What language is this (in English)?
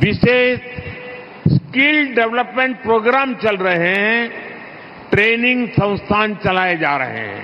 Hindi